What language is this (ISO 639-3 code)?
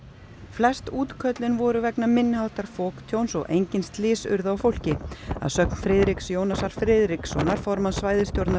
isl